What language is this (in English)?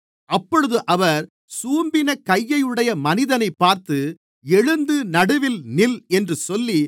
Tamil